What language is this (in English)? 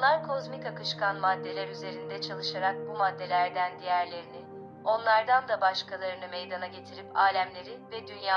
Turkish